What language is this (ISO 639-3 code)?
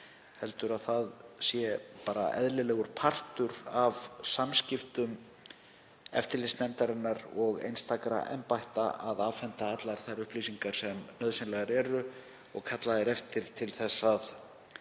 isl